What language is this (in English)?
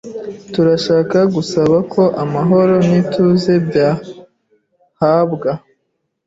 Kinyarwanda